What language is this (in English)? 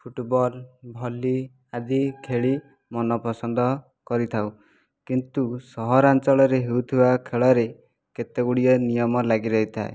Odia